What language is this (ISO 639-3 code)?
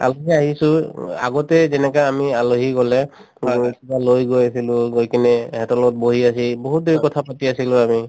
asm